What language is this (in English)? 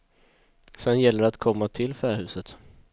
Swedish